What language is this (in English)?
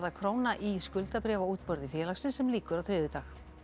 Icelandic